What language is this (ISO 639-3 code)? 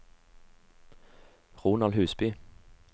nor